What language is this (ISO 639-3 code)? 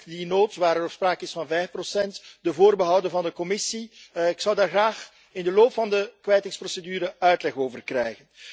nld